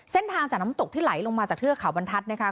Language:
Thai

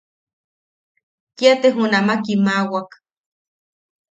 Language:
Yaqui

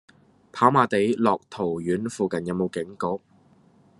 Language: Cantonese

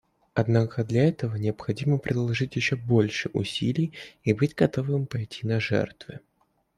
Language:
Russian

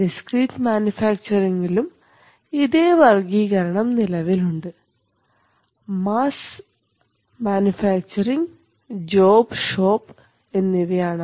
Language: Malayalam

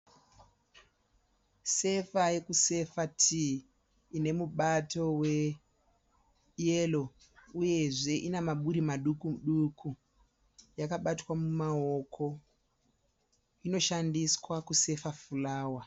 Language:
Shona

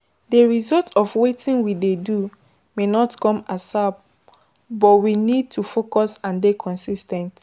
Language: Nigerian Pidgin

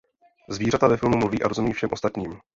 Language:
Czech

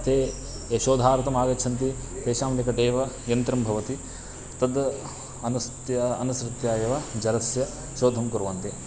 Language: Sanskrit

